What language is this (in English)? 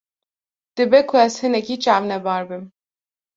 Kurdish